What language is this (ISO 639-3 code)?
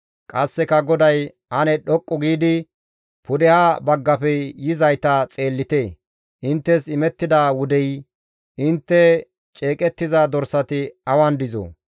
gmv